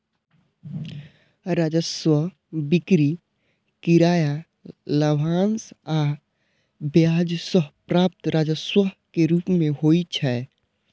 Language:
Maithili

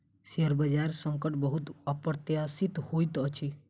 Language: Maithili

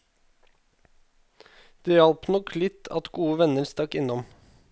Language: Norwegian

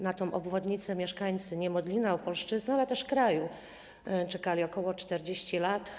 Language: Polish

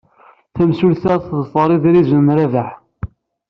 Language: Kabyle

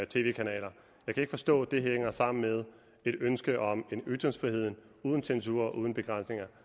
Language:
Danish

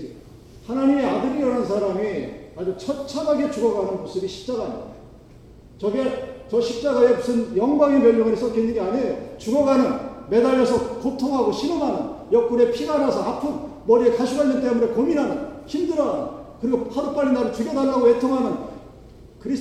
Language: Korean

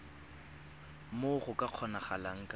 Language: Tswana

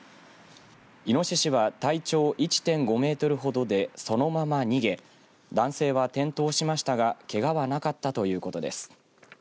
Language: Japanese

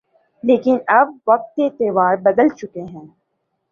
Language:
Urdu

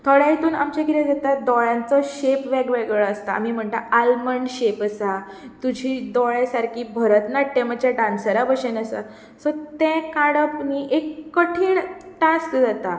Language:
Konkani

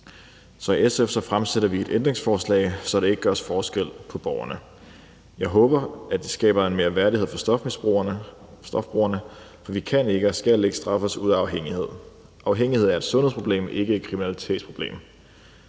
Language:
Danish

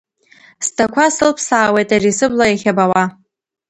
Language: Abkhazian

